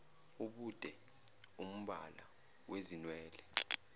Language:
Zulu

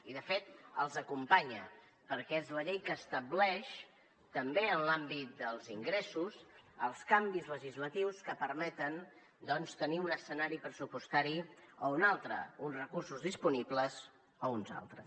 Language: Catalan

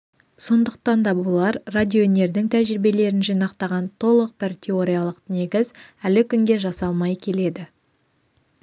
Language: Kazakh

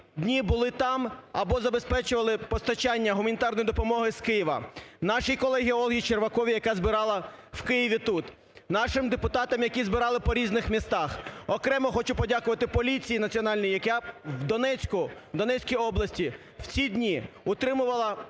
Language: Ukrainian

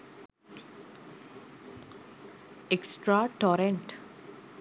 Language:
Sinhala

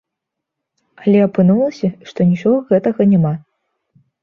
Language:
Belarusian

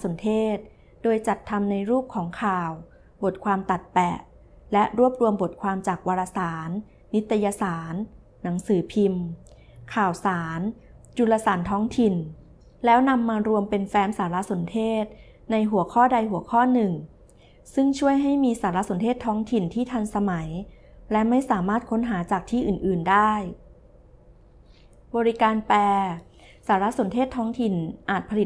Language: Thai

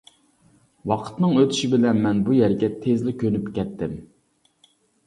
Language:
Uyghur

